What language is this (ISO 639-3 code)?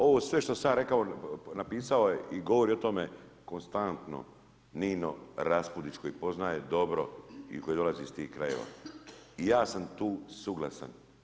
hrv